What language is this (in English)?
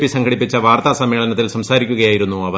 Malayalam